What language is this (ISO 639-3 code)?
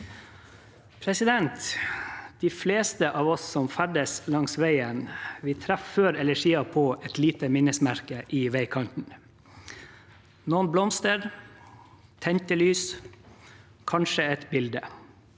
nor